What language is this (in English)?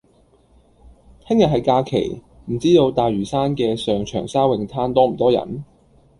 Cantonese